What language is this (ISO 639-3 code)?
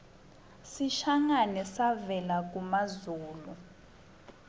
ssw